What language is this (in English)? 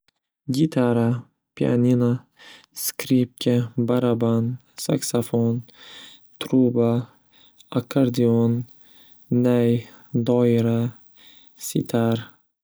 Uzbek